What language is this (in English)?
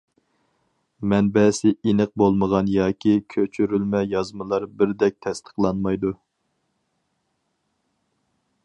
Uyghur